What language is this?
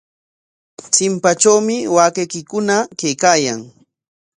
Corongo Ancash Quechua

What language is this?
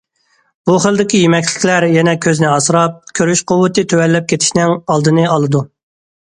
Uyghur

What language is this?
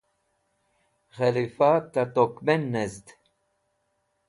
Wakhi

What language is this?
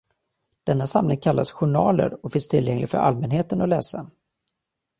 Swedish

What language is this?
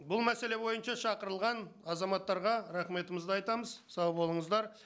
Kazakh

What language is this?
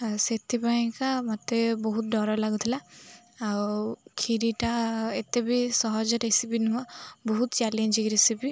Odia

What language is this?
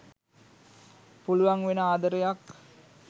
Sinhala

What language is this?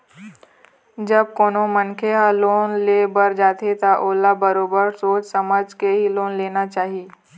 Chhattisgarhi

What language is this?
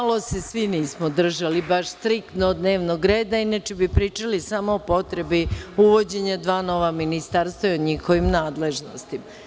Serbian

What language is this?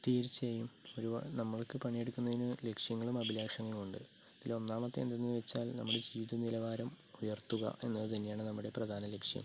Malayalam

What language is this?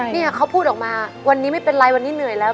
Thai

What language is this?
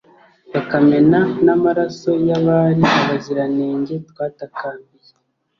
Kinyarwanda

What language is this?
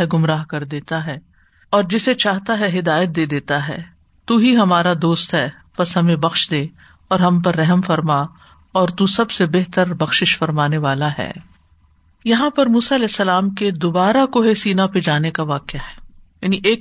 Urdu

